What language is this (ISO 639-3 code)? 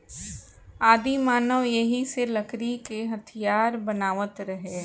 bho